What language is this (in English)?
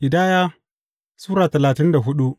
Hausa